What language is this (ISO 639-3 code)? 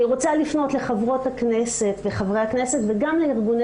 heb